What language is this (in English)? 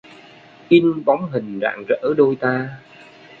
Vietnamese